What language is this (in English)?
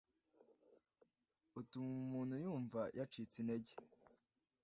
Kinyarwanda